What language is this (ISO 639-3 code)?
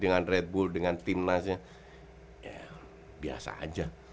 ind